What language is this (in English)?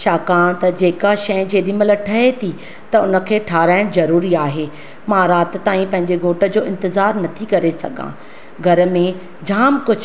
Sindhi